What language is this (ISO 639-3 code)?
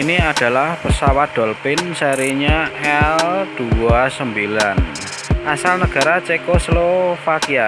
ind